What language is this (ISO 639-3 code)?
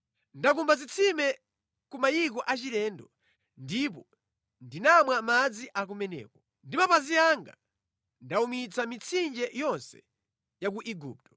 nya